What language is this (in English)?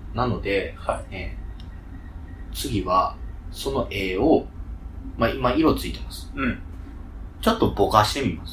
Japanese